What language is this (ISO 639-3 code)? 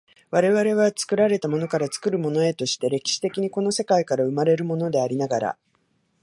jpn